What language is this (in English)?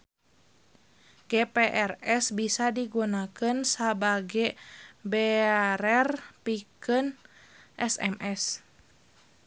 Sundanese